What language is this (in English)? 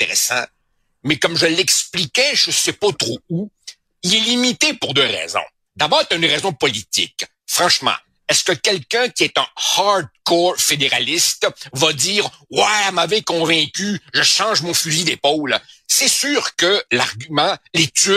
French